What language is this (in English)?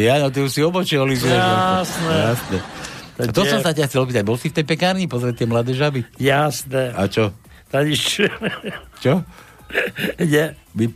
Slovak